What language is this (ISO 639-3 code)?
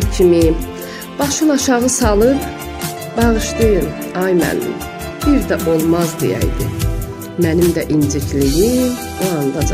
tur